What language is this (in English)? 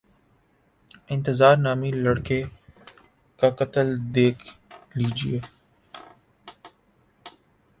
Urdu